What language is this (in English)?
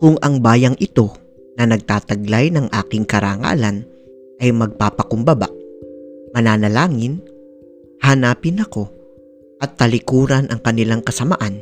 Filipino